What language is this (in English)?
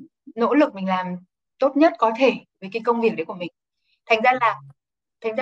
Vietnamese